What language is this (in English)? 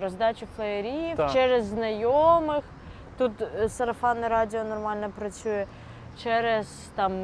Ukrainian